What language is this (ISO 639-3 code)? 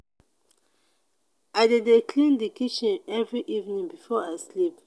pcm